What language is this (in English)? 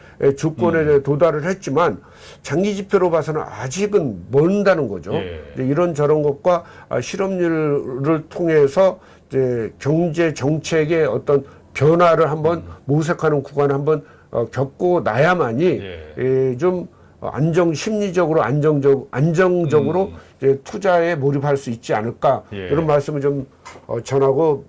Korean